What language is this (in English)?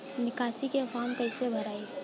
Bhojpuri